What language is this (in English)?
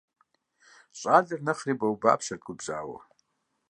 Kabardian